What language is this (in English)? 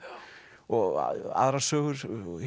Icelandic